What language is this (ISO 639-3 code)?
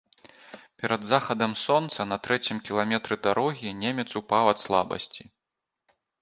bel